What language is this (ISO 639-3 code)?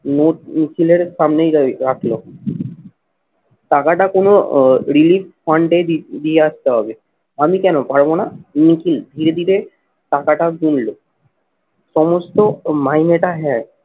ben